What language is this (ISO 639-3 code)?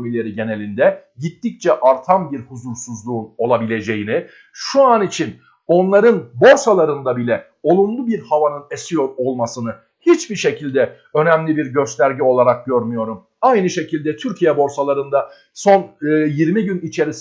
tur